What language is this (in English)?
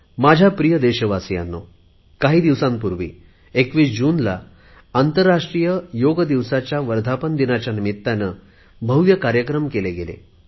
Marathi